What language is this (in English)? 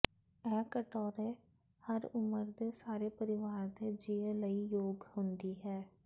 Punjabi